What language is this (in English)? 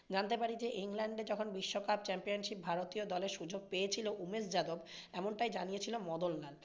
Bangla